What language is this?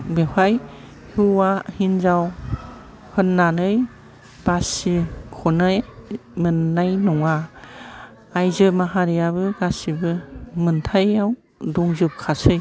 Bodo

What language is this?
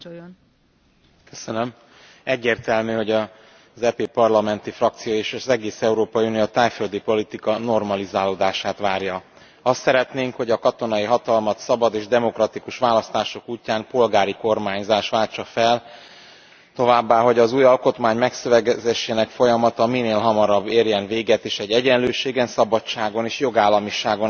Hungarian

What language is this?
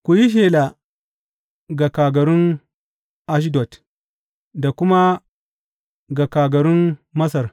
Hausa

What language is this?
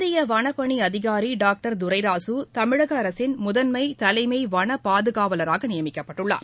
Tamil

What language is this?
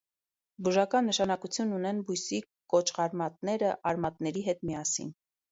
Armenian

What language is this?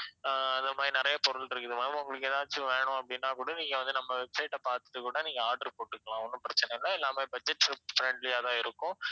Tamil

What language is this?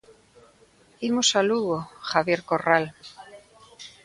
Galician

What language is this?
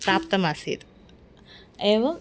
Sanskrit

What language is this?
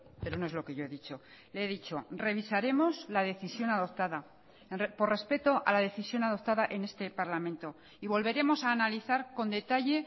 Spanish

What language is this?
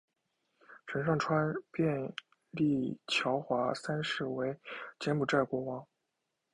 Chinese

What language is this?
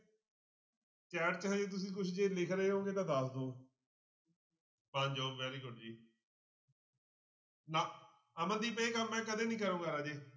Punjabi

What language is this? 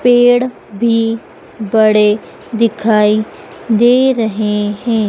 Hindi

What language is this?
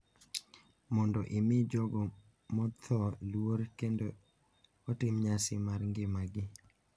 Luo (Kenya and Tanzania)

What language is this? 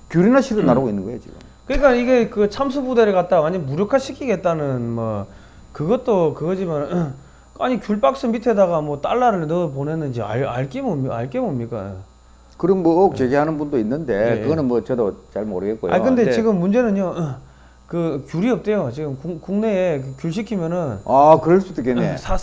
Korean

